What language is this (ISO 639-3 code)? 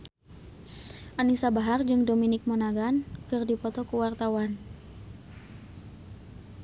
sun